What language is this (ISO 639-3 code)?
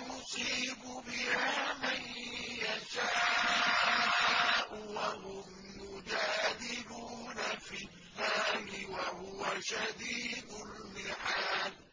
ara